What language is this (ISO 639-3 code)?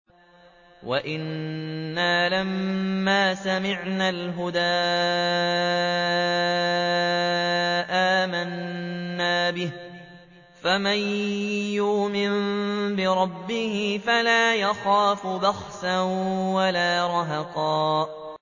ara